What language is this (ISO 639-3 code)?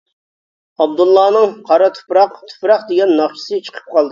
uig